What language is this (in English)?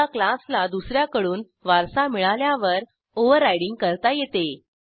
Marathi